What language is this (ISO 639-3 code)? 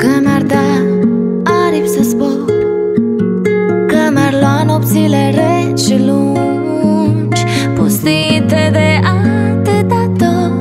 kor